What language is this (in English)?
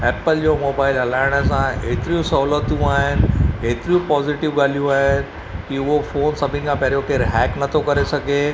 Sindhi